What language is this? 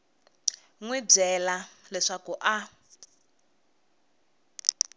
Tsonga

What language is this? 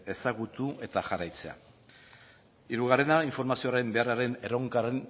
Basque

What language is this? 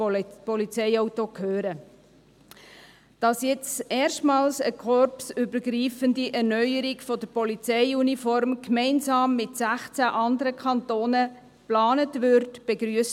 Swiss German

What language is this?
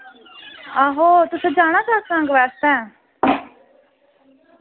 Dogri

